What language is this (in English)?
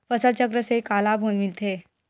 Chhattisgarhi